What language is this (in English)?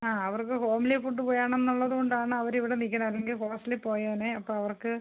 Malayalam